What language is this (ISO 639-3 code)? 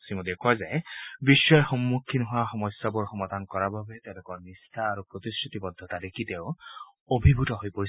asm